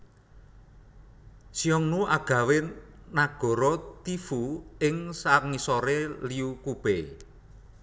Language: Javanese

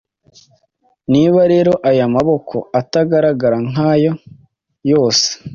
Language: Kinyarwanda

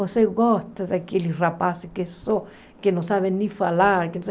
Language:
Portuguese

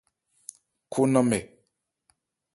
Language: Ebrié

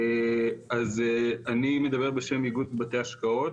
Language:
Hebrew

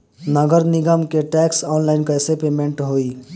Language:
Bhojpuri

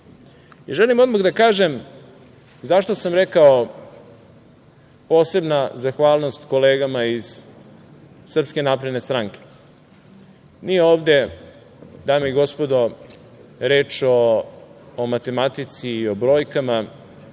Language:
Serbian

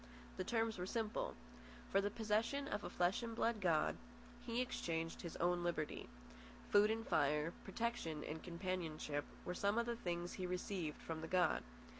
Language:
English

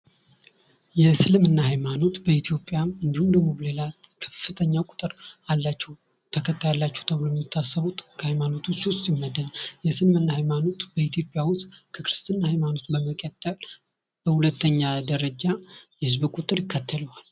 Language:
Amharic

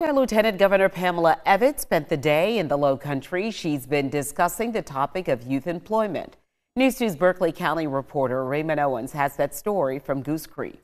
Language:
English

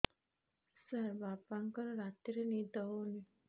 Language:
Odia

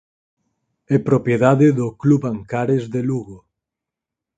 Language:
Galician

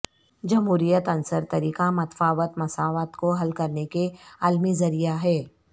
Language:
Urdu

